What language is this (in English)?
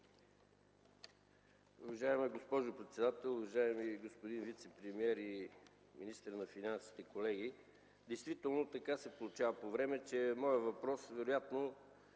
Bulgarian